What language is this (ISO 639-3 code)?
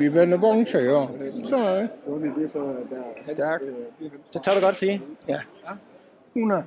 dan